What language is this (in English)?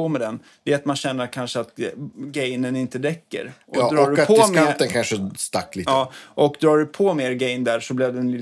Swedish